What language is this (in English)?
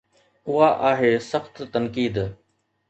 Sindhi